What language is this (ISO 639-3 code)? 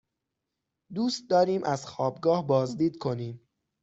fas